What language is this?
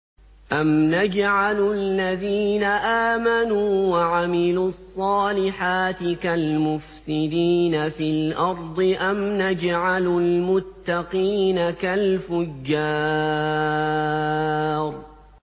Arabic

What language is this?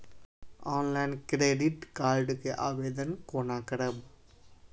Maithili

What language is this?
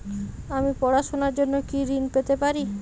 Bangla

